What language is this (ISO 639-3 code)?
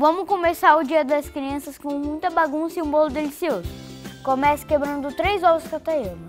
por